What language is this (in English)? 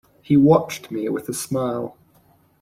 English